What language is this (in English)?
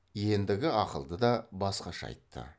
Kazakh